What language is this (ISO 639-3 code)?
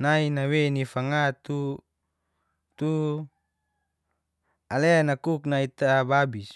ges